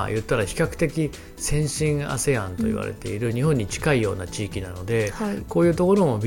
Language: Japanese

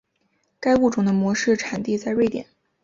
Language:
Chinese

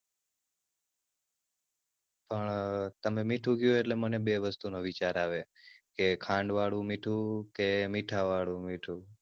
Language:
Gujarati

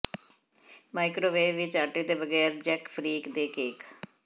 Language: Punjabi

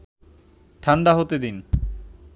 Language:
Bangla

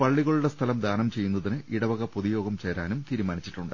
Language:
Malayalam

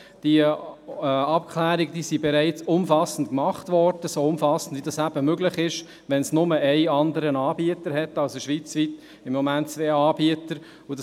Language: Swiss German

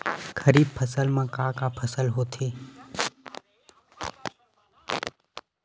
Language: Chhattisgarhi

